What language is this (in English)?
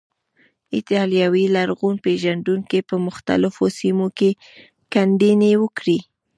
Pashto